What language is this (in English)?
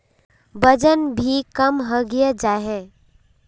Magahi